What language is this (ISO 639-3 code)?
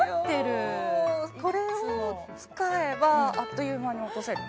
jpn